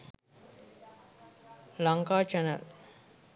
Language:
Sinhala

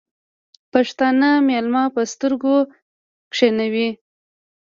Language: Pashto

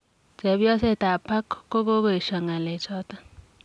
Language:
Kalenjin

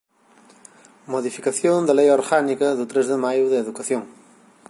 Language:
Galician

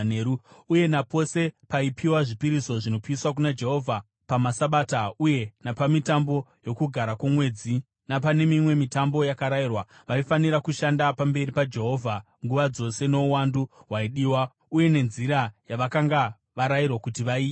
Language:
Shona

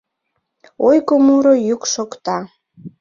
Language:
Mari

